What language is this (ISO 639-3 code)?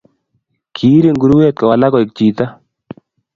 kln